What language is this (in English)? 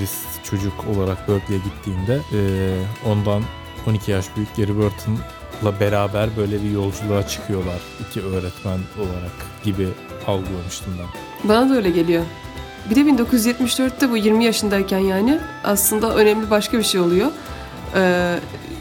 Turkish